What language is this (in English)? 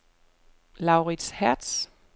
Danish